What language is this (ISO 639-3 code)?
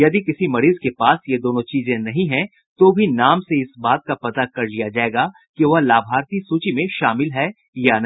hin